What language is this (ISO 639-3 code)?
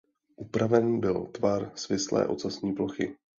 ces